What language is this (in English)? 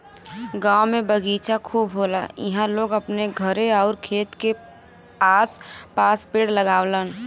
Bhojpuri